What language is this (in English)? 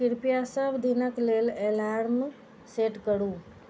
Maithili